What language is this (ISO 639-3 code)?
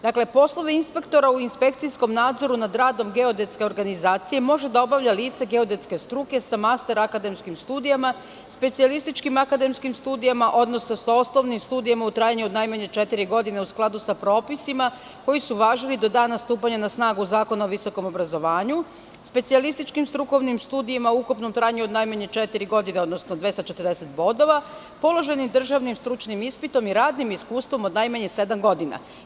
srp